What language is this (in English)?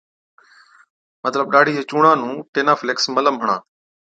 Od